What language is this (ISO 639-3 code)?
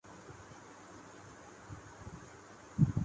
urd